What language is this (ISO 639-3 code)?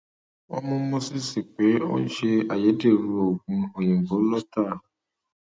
yor